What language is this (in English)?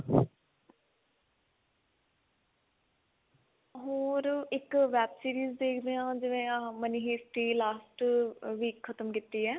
Punjabi